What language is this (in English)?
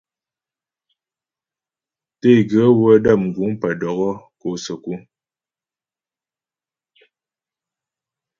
Ghomala